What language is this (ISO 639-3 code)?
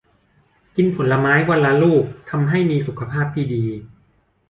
tha